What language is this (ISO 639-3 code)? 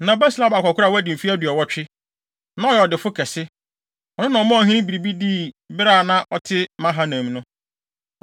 aka